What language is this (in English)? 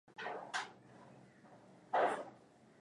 Swahili